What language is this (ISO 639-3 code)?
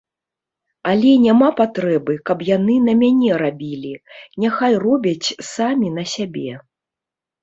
bel